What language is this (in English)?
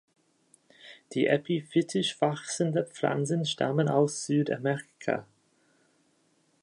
German